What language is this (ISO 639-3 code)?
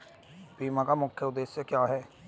hin